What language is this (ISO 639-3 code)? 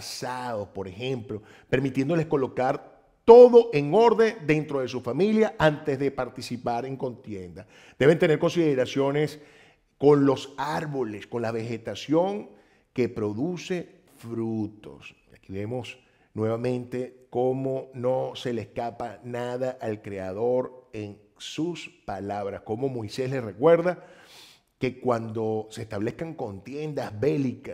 spa